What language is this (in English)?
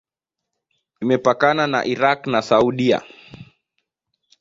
Swahili